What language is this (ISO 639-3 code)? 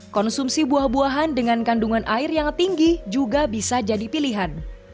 ind